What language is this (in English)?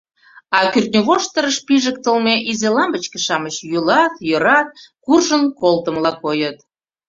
Mari